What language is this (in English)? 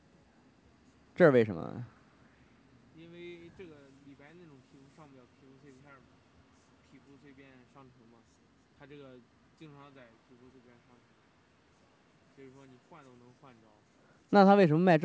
Chinese